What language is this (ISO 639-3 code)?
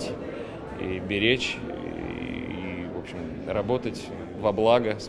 rus